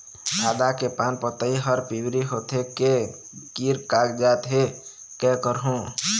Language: Chhattisgarhi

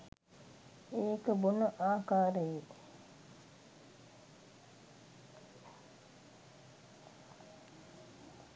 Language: Sinhala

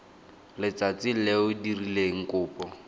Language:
Tswana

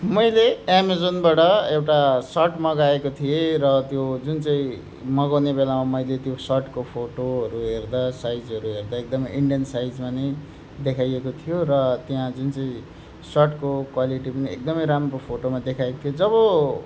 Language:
Nepali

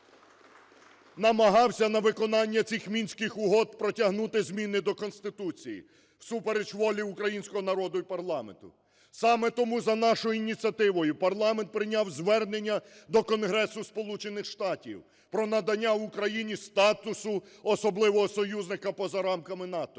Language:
Ukrainian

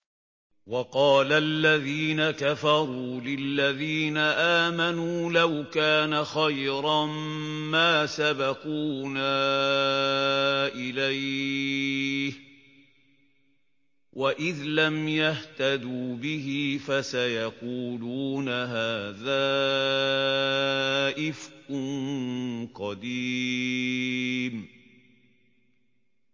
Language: Arabic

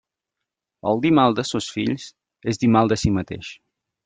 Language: Catalan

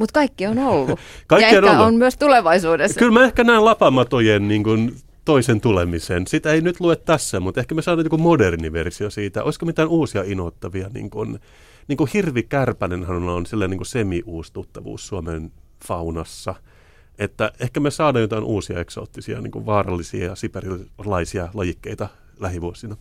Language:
Finnish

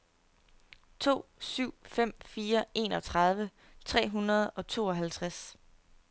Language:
Danish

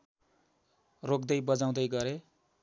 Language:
Nepali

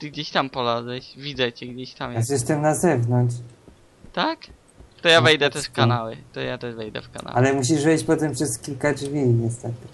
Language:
Polish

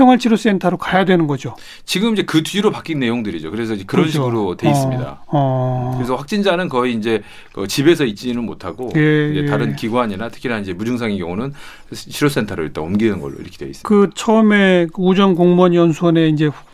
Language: Korean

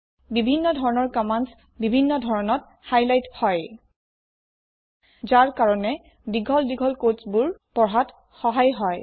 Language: Assamese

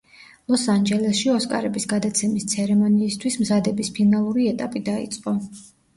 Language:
Georgian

